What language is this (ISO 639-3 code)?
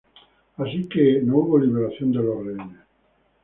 spa